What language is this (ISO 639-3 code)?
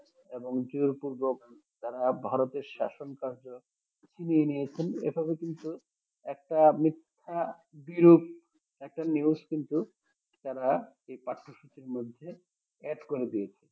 ben